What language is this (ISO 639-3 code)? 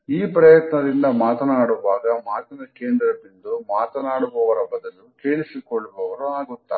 kan